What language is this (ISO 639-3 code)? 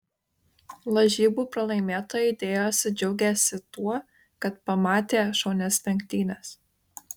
lit